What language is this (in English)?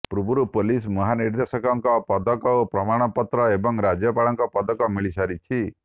Odia